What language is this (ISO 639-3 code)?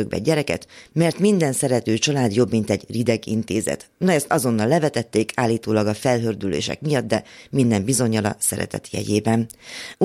hun